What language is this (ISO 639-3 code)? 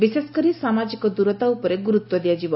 ori